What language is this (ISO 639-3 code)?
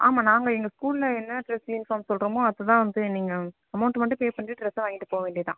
tam